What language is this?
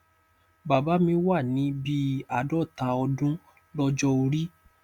Yoruba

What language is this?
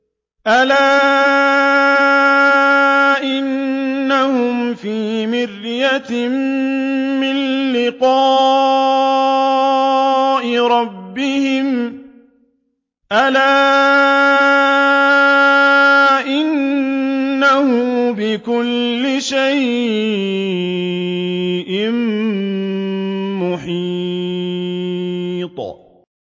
Arabic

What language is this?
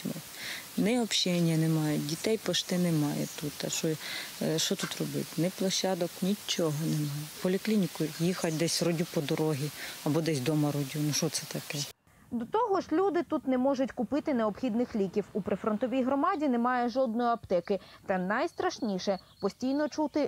Ukrainian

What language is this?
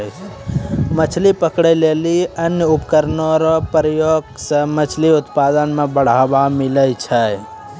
Maithili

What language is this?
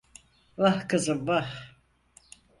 Turkish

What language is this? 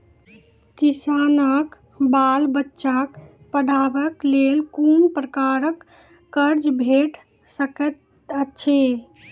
Maithili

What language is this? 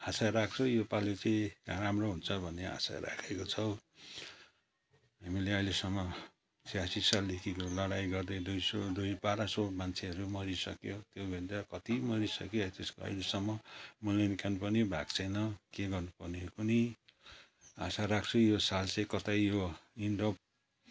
Nepali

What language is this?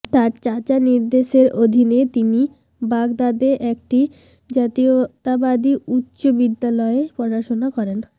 Bangla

